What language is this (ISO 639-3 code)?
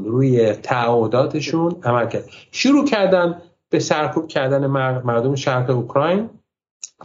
fas